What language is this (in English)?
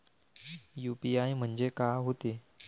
Marathi